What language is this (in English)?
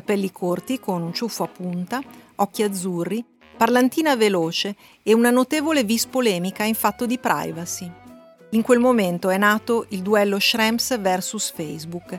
Italian